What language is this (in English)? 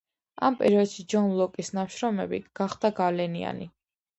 Georgian